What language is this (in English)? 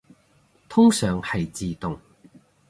Cantonese